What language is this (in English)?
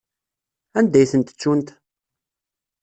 Kabyle